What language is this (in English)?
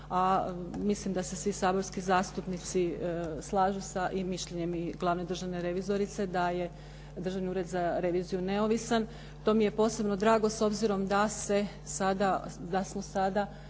Croatian